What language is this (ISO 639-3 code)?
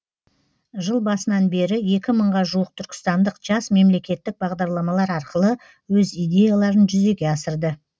kaz